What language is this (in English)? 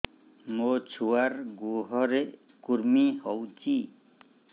Odia